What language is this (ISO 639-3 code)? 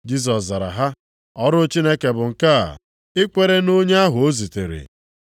ibo